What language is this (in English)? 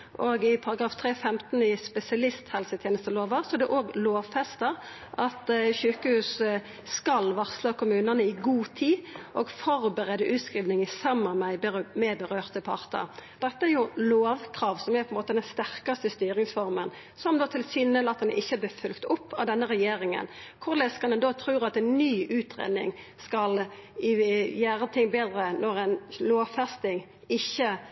Norwegian Nynorsk